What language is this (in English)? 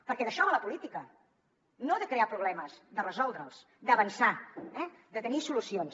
Catalan